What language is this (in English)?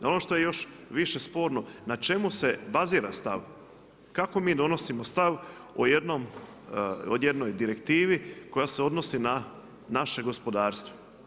Croatian